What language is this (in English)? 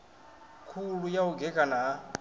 Venda